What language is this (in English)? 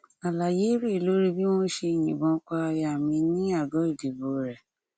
Yoruba